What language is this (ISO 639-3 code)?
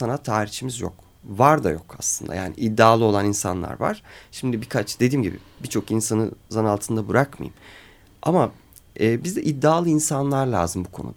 tur